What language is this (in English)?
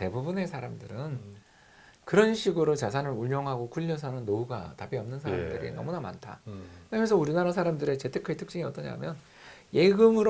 Korean